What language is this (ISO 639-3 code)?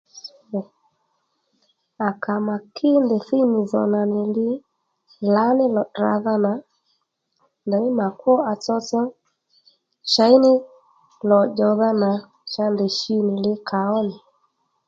led